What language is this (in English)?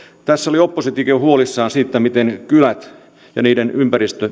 Finnish